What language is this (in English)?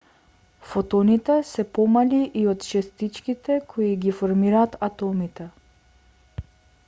Macedonian